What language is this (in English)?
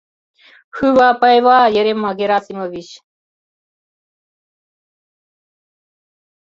Mari